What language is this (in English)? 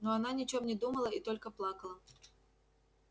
Russian